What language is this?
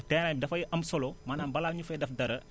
Wolof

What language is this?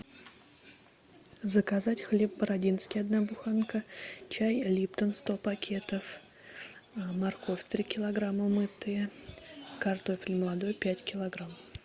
Russian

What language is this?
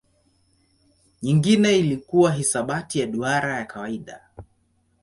Swahili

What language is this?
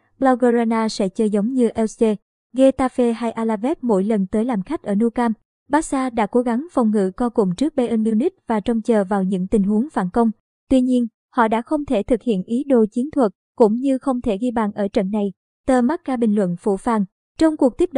Vietnamese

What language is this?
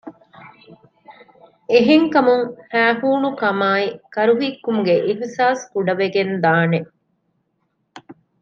Divehi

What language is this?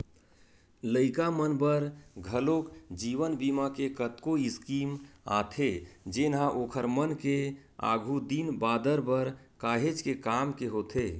Chhattisgarhi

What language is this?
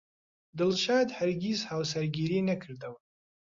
Central Kurdish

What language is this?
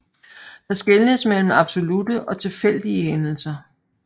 Danish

